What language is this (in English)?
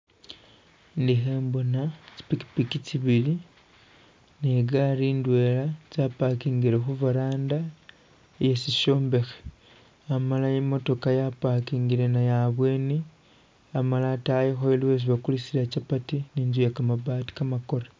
Masaaba